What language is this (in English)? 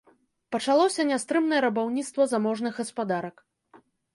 Belarusian